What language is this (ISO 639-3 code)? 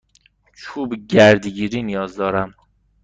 fas